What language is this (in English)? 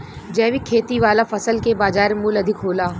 Bhojpuri